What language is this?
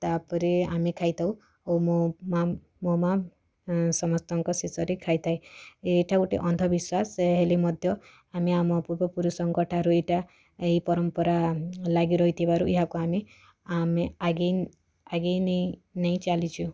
Odia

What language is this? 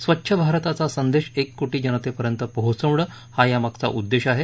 Marathi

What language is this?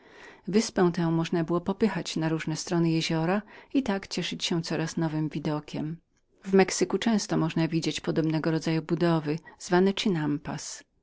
Polish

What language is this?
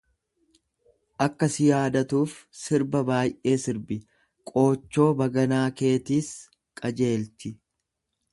Oromo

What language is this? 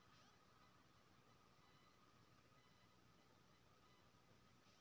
Maithili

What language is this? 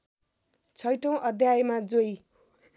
Nepali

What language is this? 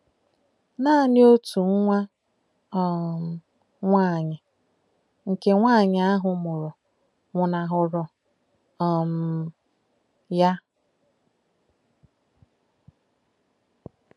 Igbo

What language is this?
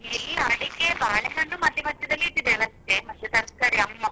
Kannada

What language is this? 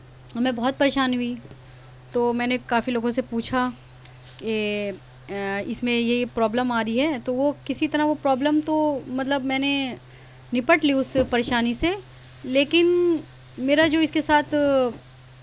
Urdu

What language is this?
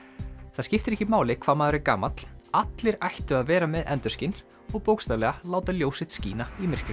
Icelandic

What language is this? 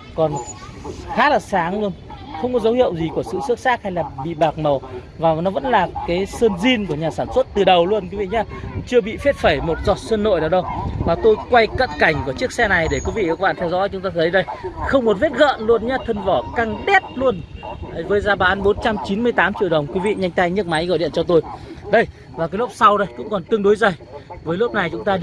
Vietnamese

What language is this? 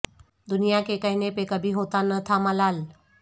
Urdu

